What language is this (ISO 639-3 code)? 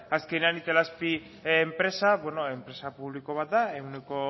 eus